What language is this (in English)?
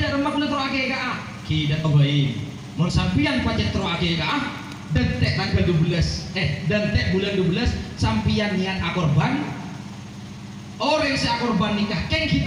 Indonesian